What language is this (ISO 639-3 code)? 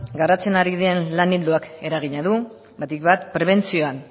eus